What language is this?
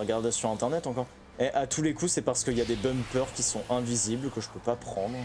French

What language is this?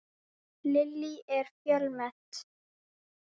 Icelandic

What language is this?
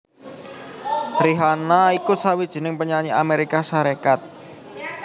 Javanese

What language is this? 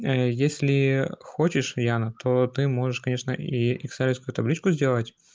Russian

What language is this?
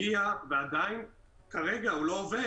Hebrew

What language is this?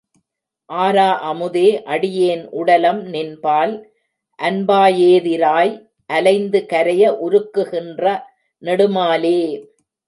Tamil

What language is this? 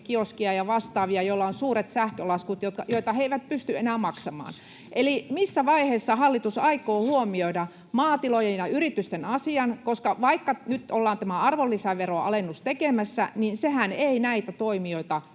Finnish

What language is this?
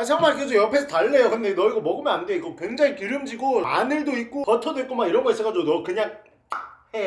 Korean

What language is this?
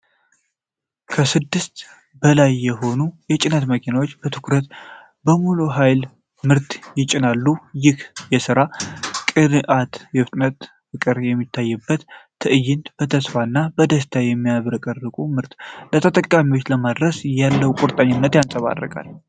Amharic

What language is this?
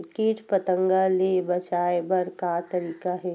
Chhattisgarhi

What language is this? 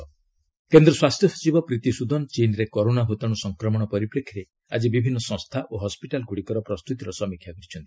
Odia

